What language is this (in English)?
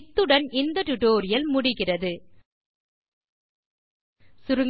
Tamil